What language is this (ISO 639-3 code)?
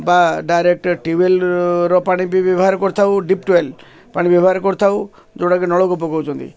ori